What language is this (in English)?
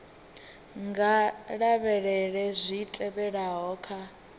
Venda